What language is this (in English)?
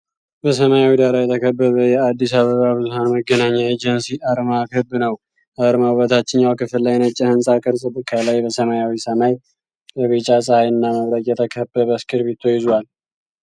Amharic